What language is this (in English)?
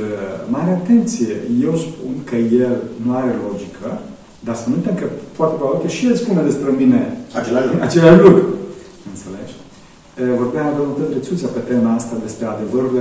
Romanian